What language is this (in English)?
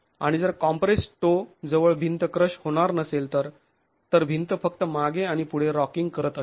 Marathi